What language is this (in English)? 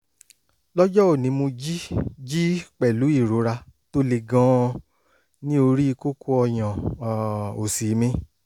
Yoruba